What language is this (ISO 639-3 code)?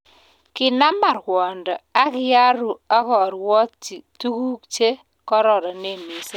kln